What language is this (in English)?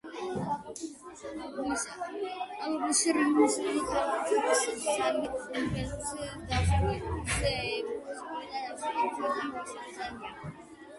Georgian